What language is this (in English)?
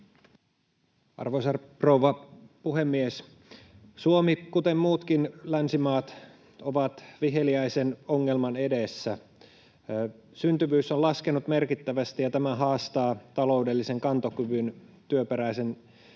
Finnish